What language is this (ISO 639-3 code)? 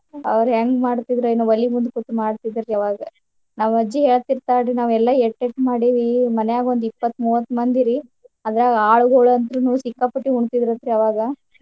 kan